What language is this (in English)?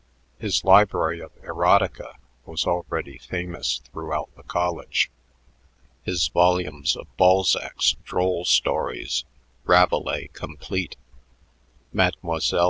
English